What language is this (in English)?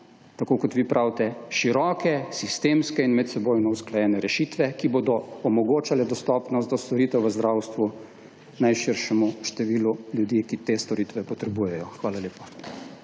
Slovenian